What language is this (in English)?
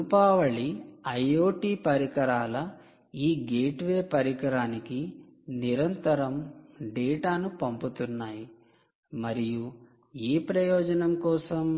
Telugu